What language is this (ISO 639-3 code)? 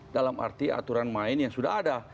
ind